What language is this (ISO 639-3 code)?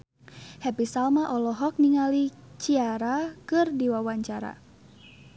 sun